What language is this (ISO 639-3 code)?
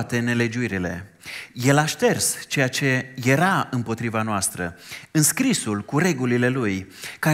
ron